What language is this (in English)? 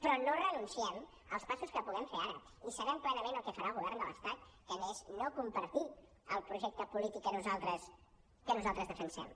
Catalan